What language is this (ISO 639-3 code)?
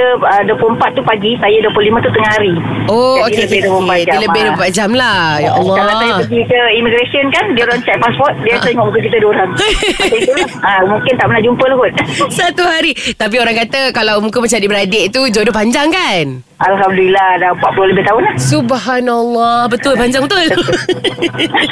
msa